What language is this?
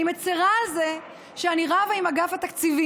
Hebrew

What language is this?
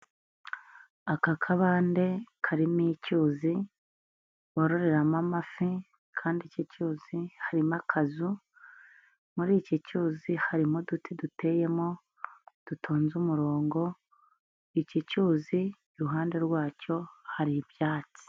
Kinyarwanda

